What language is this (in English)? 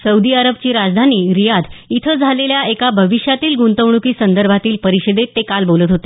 Marathi